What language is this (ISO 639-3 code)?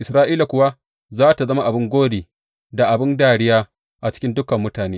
hau